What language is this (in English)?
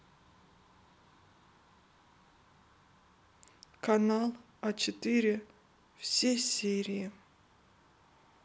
Russian